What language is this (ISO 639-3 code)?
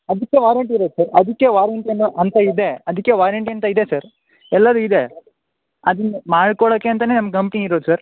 kan